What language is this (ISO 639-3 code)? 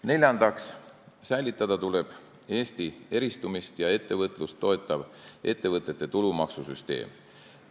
est